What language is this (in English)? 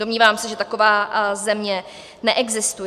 Czech